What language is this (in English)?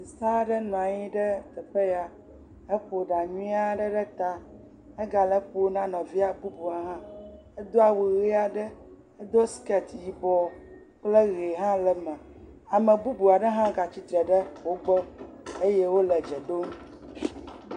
Ewe